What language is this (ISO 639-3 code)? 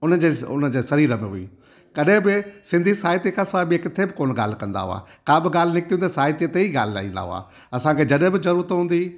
snd